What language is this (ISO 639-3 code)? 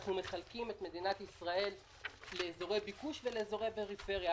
heb